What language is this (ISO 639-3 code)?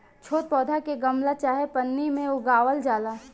bho